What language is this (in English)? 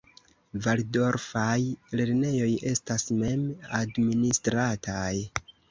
Esperanto